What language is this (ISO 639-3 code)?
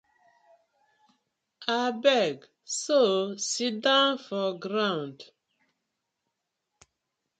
pcm